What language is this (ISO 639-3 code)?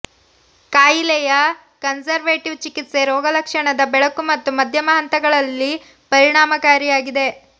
kan